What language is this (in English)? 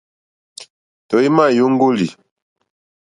Mokpwe